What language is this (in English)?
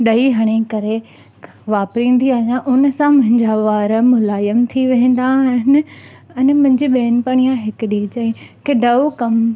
Sindhi